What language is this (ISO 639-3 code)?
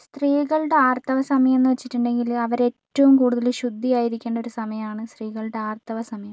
mal